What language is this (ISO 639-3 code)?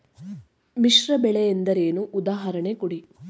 kan